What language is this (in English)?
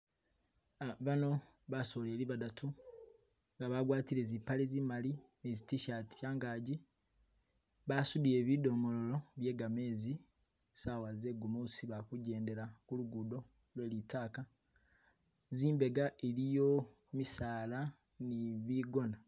Masaaba